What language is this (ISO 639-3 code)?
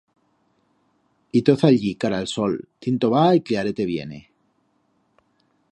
arg